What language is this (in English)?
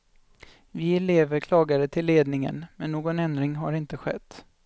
Swedish